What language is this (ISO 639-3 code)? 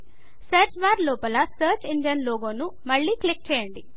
tel